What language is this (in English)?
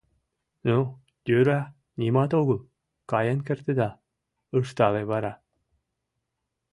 Mari